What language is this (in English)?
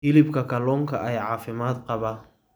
Somali